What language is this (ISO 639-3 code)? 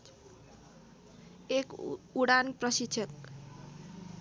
nep